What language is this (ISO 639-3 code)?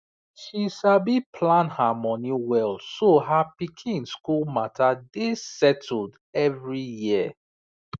pcm